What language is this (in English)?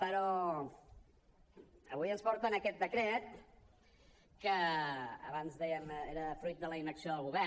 Catalan